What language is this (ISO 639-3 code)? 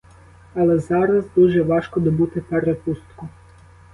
ukr